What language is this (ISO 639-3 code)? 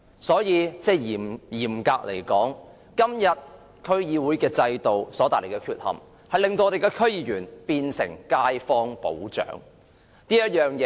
yue